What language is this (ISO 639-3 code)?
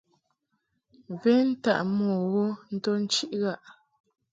mhk